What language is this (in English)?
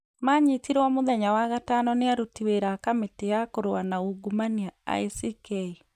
Kikuyu